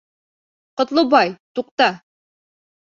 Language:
Bashkir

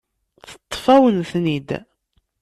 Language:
Kabyle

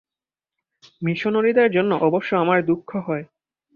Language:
Bangla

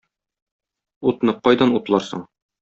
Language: Tatar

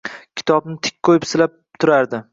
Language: Uzbek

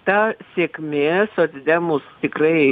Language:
Lithuanian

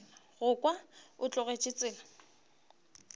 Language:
Northern Sotho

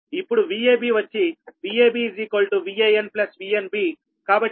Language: Telugu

